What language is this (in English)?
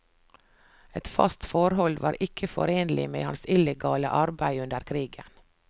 Norwegian